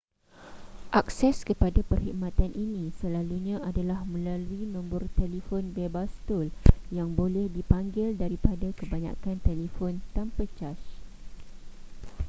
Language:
Malay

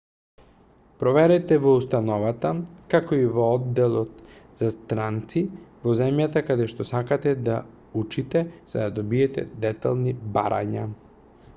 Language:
Macedonian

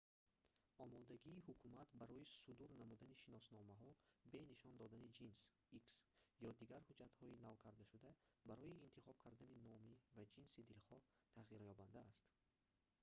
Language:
Tajik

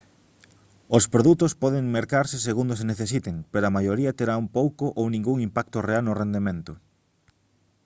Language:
Galician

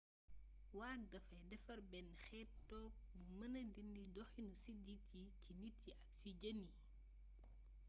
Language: Wolof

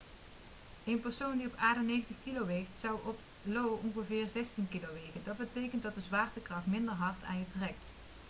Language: Dutch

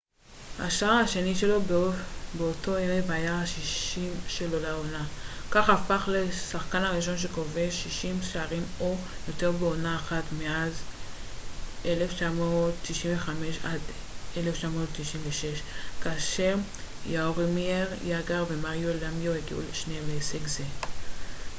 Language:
Hebrew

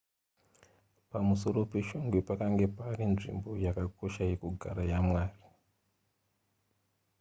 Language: Shona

